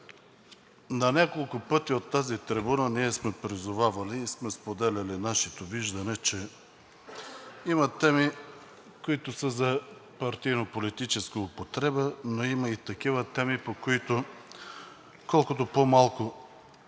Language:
Bulgarian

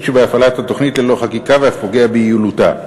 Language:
Hebrew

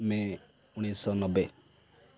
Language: Odia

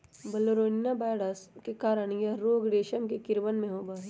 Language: Magahi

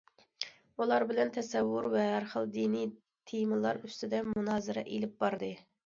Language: Uyghur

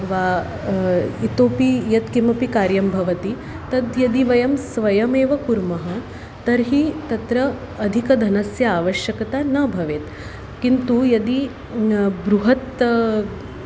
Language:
Sanskrit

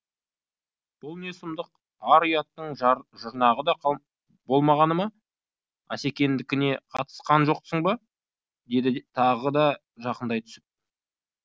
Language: Kazakh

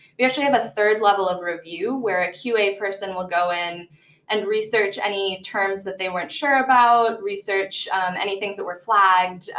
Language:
English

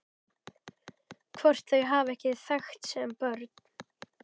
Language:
Icelandic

